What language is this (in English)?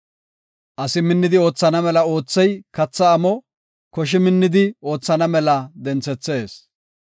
Gofa